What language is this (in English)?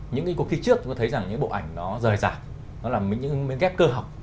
Vietnamese